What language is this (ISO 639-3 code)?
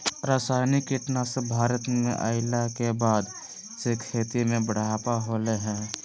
mag